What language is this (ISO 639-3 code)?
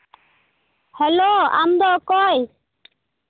sat